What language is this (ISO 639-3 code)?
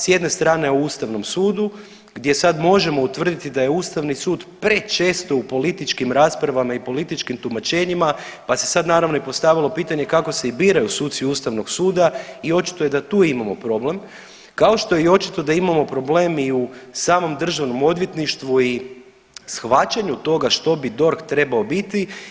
hrv